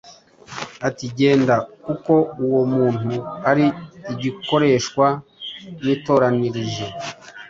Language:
Kinyarwanda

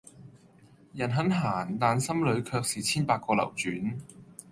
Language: Cantonese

